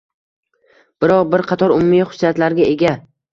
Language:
Uzbek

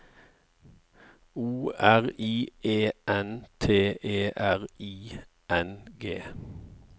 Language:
Norwegian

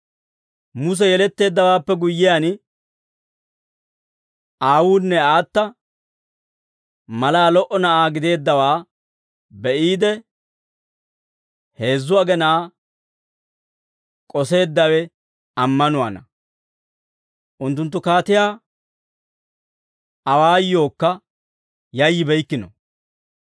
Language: Dawro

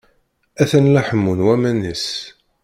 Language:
Kabyle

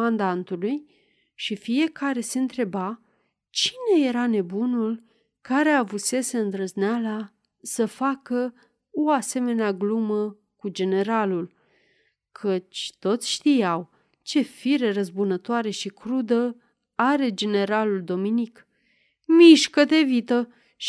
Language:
Romanian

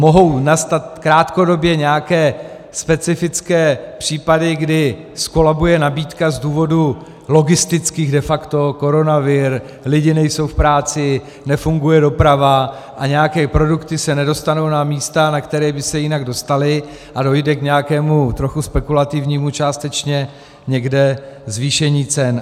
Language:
Czech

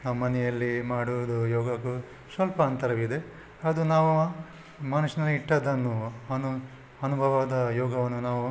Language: Kannada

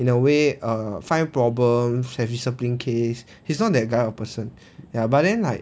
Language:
English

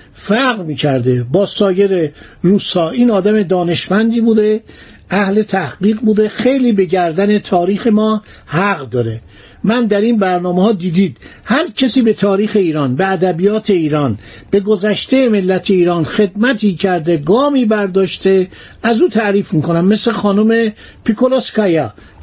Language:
Persian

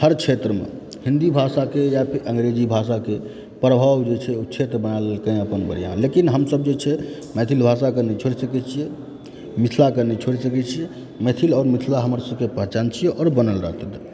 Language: Maithili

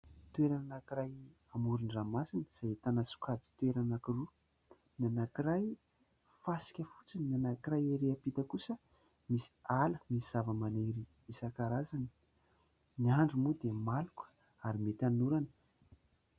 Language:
Malagasy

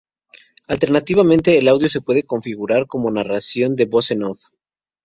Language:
Spanish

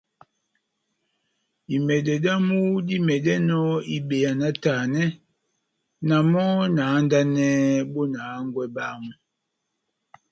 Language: Batanga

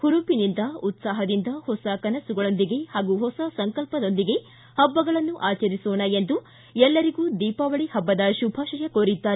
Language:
Kannada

